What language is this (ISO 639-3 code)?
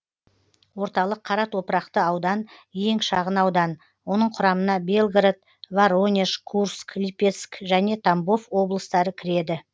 kaz